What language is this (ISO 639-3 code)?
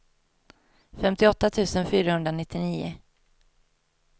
swe